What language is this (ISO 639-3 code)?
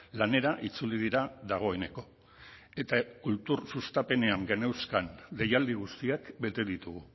eus